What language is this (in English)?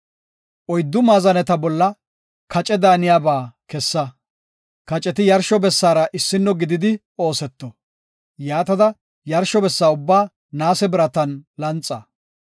Gofa